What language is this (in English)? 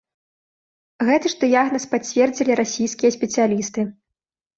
Belarusian